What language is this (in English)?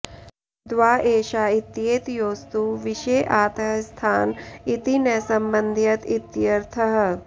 Sanskrit